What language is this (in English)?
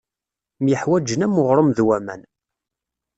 Kabyle